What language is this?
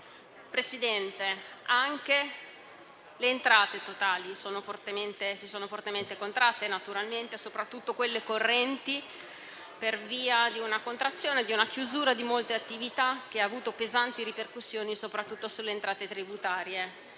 Italian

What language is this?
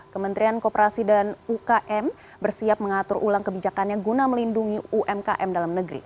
Indonesian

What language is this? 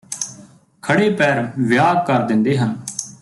Punjabi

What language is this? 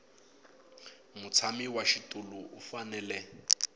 Tsonga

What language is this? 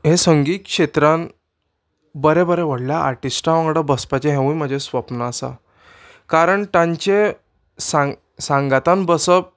Konkani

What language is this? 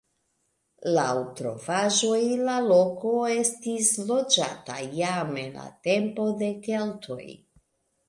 Esperanto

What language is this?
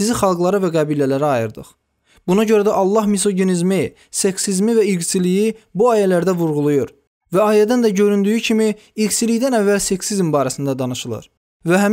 Turkish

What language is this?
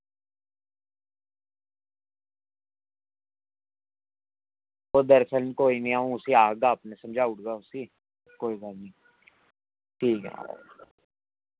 Dogri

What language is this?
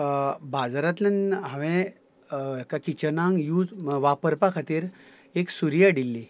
Konkani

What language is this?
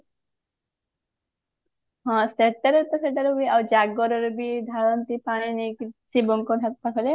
Odia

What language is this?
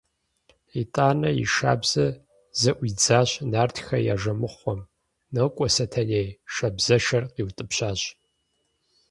Kabardian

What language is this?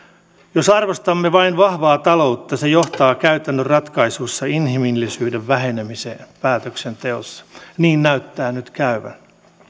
Finnish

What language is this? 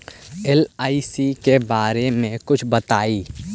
Magahi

